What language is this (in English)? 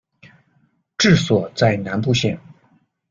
Chinese